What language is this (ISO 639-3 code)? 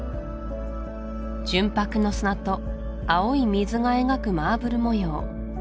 jpn